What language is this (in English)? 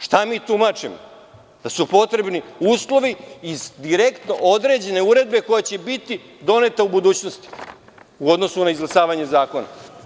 Serbian